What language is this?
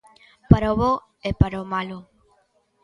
Galician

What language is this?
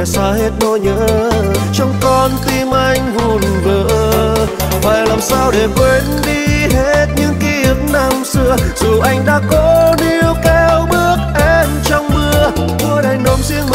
Vietnamese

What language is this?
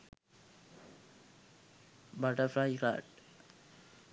Sinhala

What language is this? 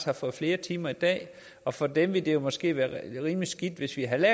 Danish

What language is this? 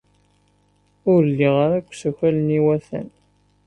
Kabyle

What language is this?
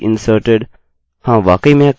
Hindi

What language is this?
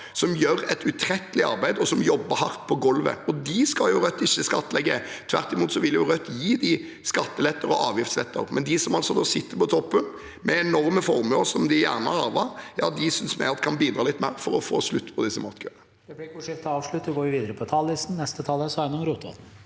Norwegian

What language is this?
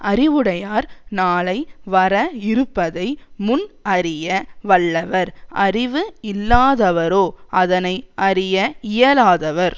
Tamil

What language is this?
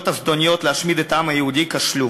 Hebrew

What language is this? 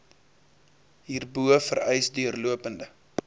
Afrikaans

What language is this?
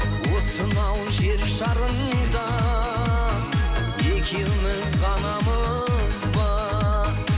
Kazakh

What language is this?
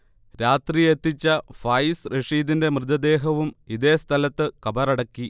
Malayalam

